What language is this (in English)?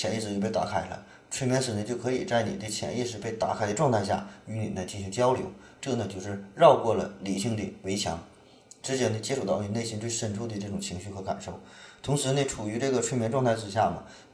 Chinese